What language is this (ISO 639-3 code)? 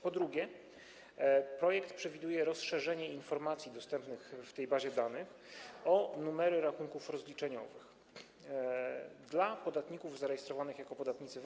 pol